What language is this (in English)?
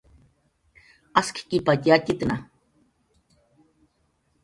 Jaqaru